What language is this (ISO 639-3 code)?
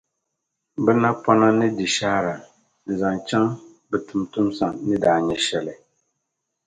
dag